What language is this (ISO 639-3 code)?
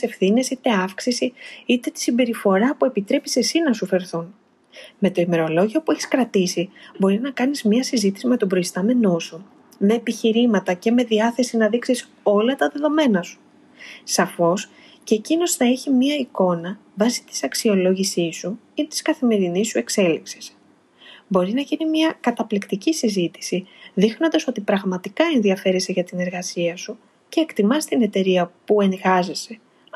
ell